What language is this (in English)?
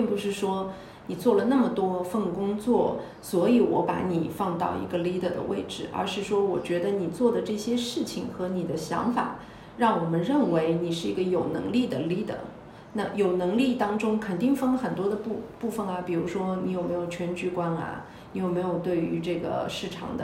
Chinese